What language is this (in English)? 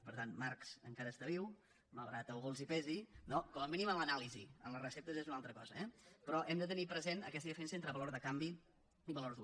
Catalan